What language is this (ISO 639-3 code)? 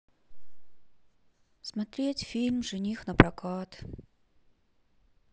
rus